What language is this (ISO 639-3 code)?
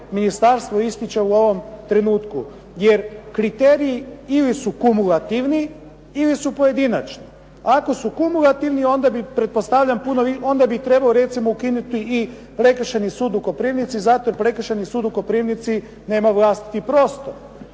hrv